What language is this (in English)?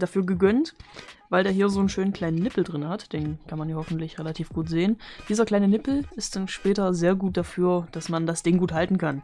German